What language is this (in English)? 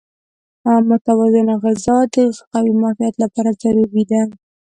Pashto